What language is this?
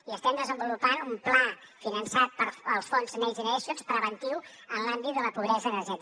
Catalan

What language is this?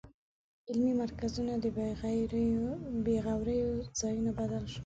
Pashto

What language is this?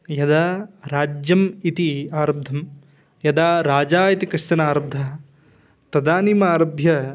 Sanskrit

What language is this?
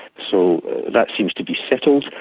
English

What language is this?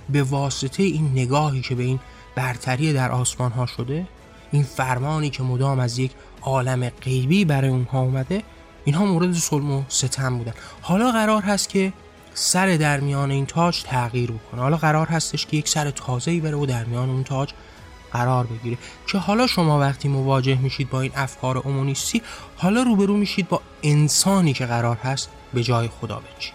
Persian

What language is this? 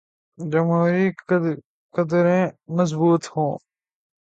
Urdu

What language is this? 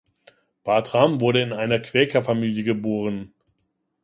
German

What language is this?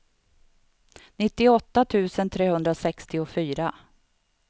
Swedish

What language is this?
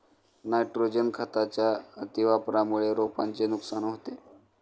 Marathi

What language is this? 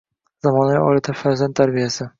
Uzbek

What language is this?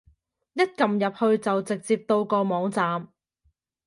Cantonese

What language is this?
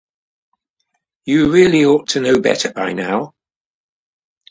English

